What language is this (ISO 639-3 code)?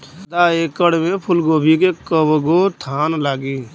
bho